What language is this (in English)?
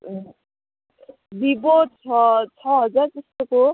Nepali